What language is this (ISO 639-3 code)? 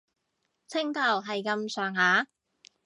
yue